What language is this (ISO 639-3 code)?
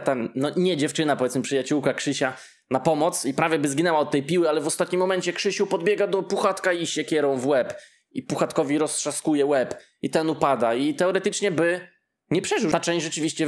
pol